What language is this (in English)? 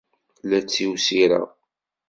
Kabyle